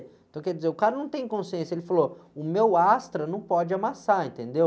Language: Portuguese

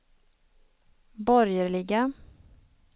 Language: Swedish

